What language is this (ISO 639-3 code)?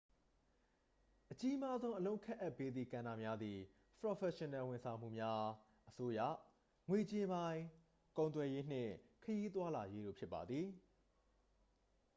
mya